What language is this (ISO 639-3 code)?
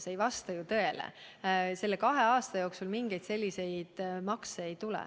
est